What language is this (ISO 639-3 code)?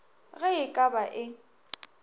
nso